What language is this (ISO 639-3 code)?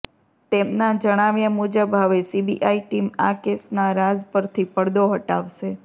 guj